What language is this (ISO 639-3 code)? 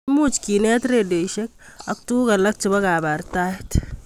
kln